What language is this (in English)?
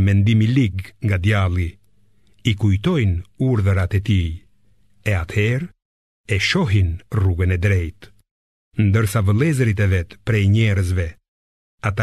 Greek